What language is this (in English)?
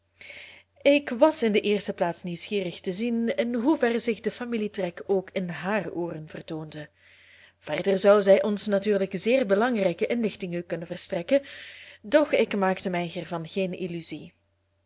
Dutch